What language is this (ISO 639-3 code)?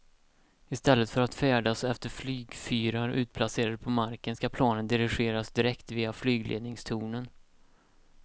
swe